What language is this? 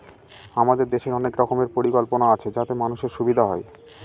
Bangla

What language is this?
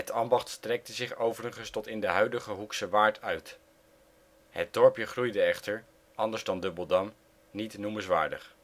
Dutch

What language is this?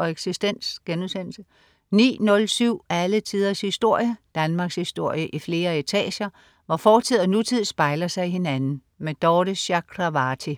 Danish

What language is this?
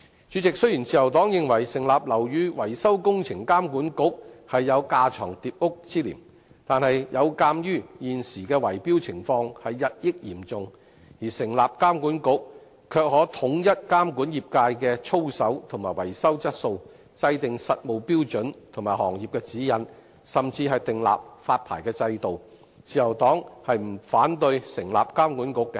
Cantonese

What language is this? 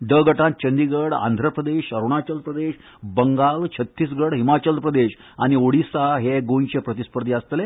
Konkani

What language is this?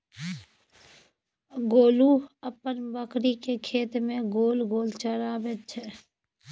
Maithili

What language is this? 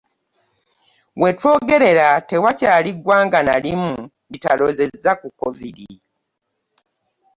Ganda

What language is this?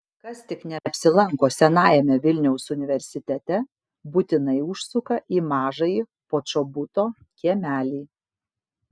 Lithuanian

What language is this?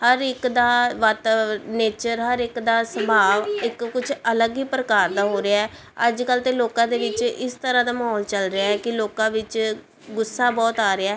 Punjabi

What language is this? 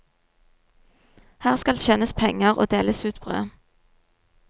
Norwegian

